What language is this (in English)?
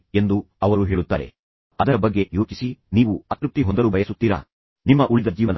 Kannada